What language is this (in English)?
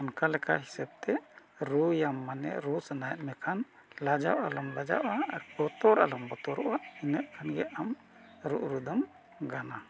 Santali